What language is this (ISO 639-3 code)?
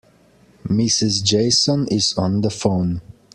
eng